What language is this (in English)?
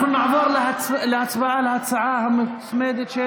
Hebrew